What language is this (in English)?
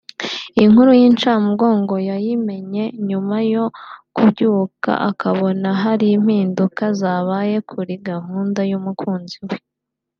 Kinyarwanda